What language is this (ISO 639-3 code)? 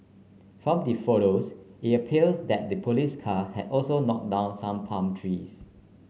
eng